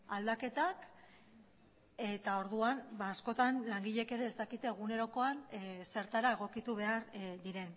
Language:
Basque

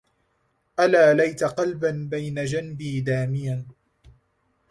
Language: Arabic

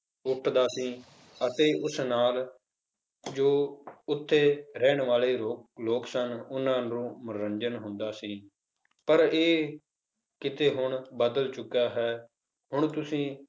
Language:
Punjabi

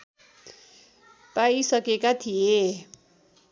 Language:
Nepali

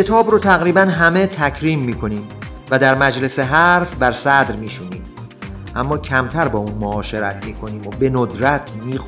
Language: Persian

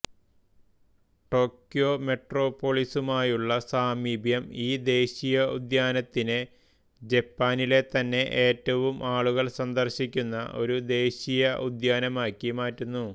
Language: Malayalam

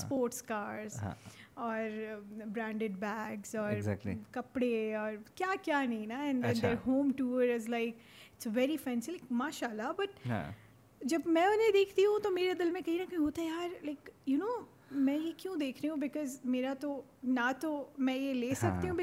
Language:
Urdu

